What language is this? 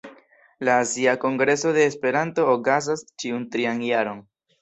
Esperanto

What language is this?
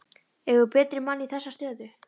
Icelandic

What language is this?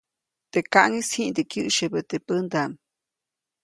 Copainalá Zoque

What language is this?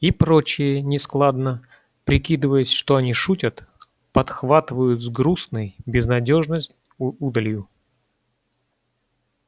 Russian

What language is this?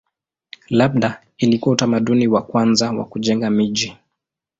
Swahili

